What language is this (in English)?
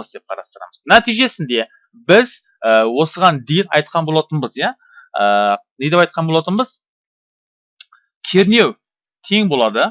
Turkish